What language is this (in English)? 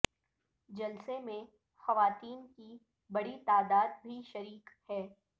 Urdu